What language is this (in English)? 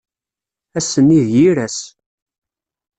Kabyle